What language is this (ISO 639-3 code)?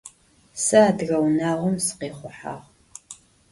ady